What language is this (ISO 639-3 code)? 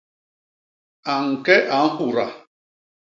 bas